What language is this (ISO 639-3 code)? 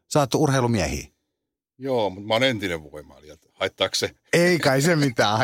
fin